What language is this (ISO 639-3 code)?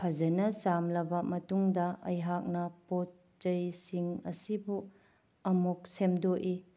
mni